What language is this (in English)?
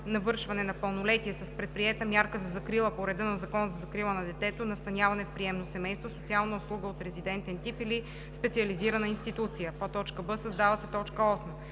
Bulgarian